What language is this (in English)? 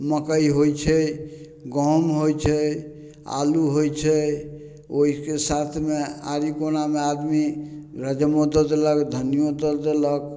Maithili